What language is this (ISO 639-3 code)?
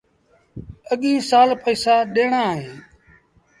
sbn